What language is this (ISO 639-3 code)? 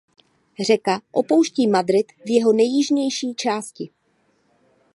ces